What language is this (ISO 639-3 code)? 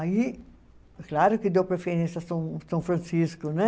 por